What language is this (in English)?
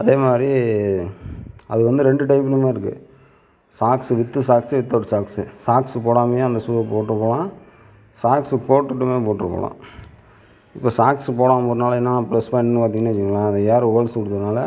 Tamil